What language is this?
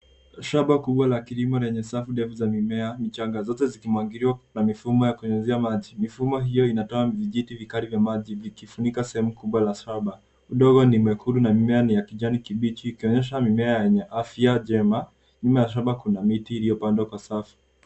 Swahili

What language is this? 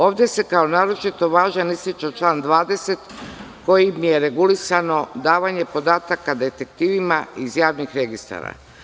Serbian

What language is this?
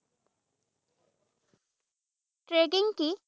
Assamese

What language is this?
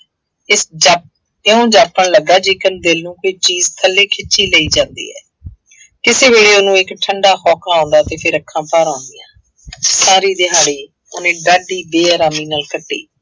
Punjabi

